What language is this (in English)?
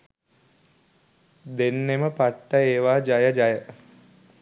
Sinhala